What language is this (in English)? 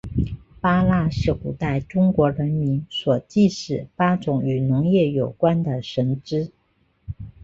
Chinese